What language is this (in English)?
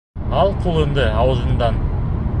Bashkir